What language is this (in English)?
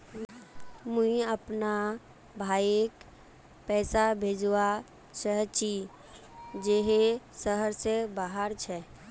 Magahi